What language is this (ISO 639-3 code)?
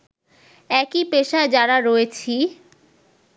ben